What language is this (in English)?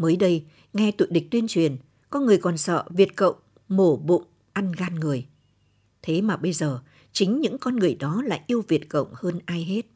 Vietnamese